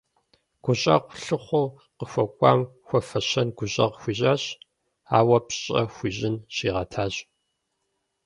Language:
Kabardian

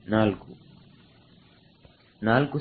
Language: Kannada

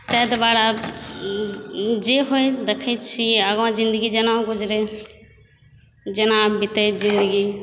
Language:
Maithili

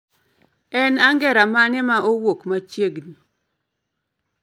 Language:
Luo (Kenya and Tanzania)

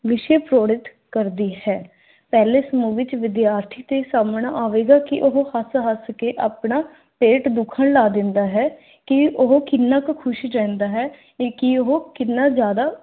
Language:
Punjabi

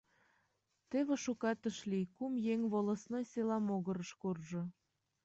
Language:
Mari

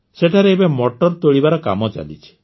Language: Odia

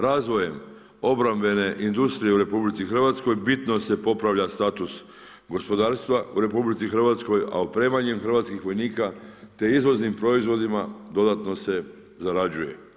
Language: Croatian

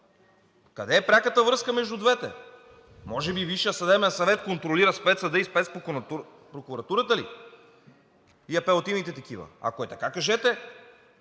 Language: Bulgarian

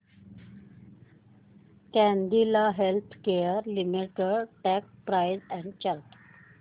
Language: Marathi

